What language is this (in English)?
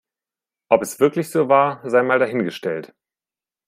German